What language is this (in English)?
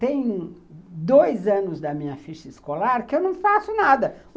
Portuguese